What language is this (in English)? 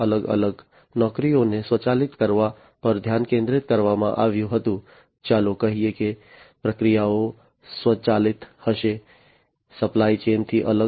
Gujarati